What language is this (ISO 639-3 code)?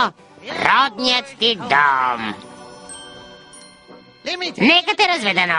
bul